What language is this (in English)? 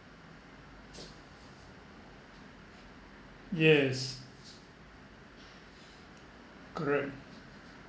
English